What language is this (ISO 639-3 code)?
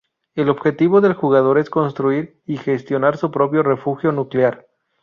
spa